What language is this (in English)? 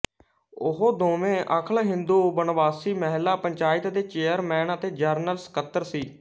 Punjabi